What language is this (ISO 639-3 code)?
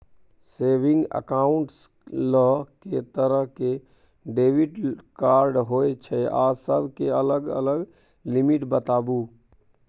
mai